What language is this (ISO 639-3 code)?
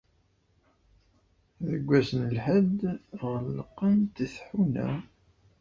kab